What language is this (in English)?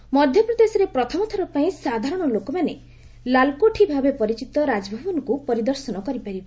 Odia